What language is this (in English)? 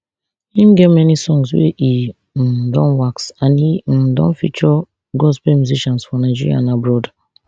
Nigerian Pidgin